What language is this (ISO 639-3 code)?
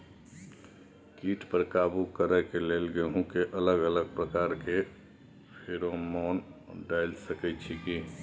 mai